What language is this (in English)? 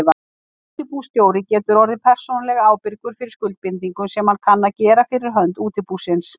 Icelandic